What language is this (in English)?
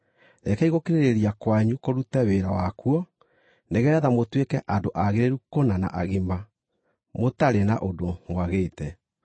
Kikuyu